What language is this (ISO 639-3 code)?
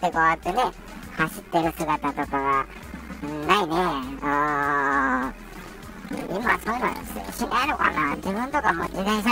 jpn